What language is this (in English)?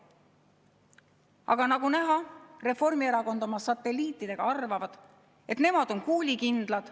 Estonian